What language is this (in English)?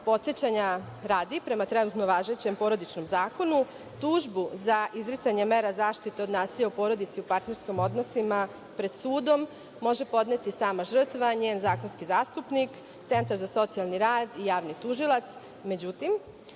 Serbian